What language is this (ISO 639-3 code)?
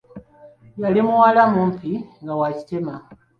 lug